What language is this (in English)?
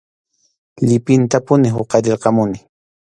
Arequipa-La Unión Quechua